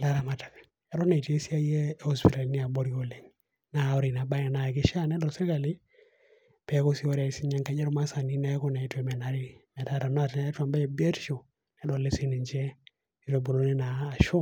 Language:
Masai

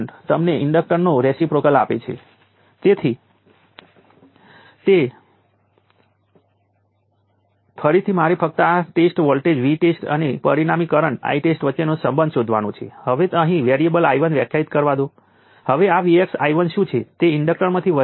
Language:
Gujarati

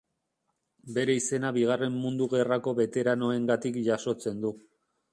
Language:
Basque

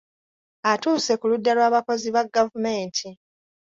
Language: Ganda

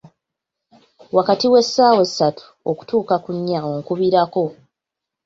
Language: Ganda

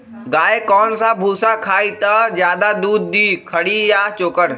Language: Magahi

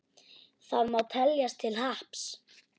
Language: Icelandic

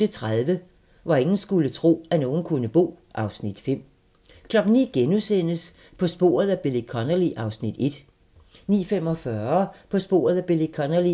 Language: Danish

